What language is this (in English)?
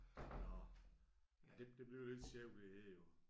Danish